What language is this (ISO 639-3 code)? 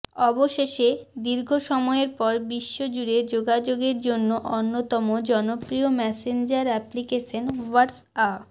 ben